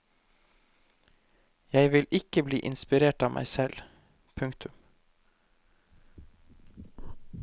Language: Norwegian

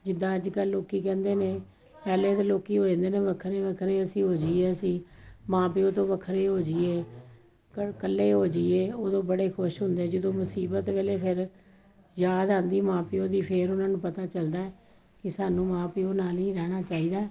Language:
Punjabi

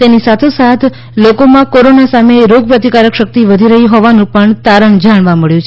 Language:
Gujarati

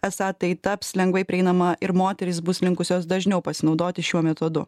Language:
Lithuanian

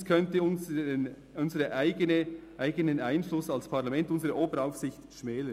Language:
Swiss German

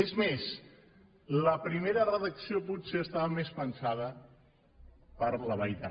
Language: Catalan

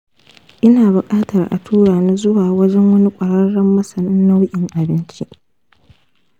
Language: Hausa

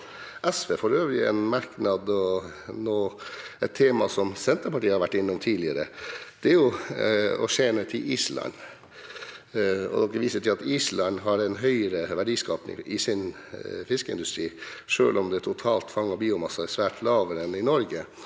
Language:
Norwegian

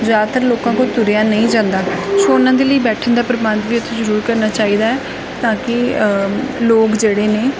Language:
Punjabi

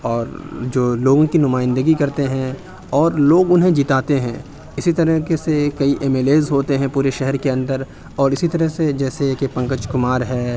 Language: Urdu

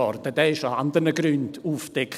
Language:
Swiss German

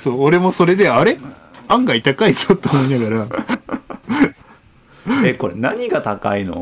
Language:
Japanese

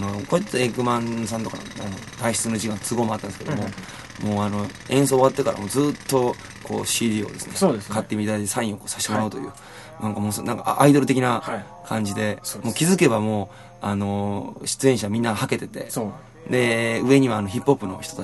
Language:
Japanese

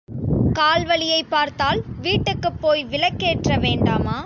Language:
Tamil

